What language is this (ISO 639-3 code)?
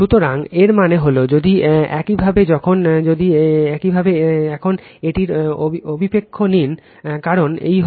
ben